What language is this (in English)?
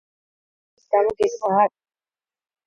Georgian